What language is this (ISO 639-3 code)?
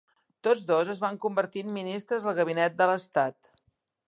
cat